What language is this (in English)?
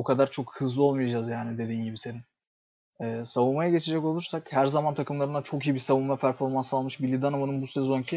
Turkish